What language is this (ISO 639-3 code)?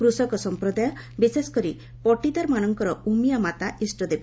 ori